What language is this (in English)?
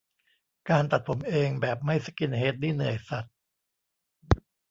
Thai